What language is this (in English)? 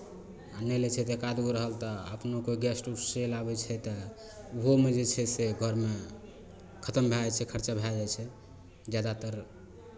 Maithili